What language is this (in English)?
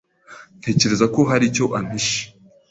Kinyarwanda